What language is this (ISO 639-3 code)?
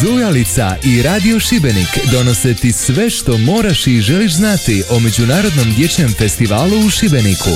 hrv